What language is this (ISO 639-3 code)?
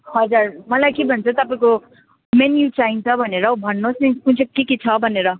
nep